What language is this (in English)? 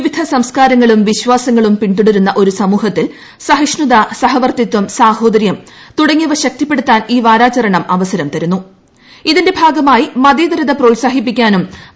Malayalam